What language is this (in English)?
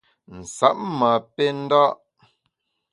Bamun